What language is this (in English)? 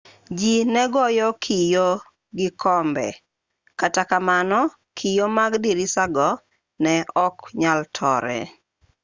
Luo (Kenya and Tanzania)